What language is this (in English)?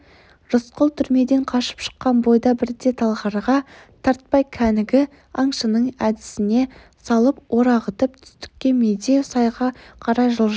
Kazakh